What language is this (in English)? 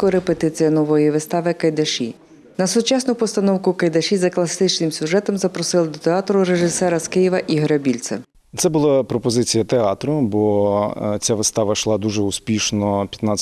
Ukrainian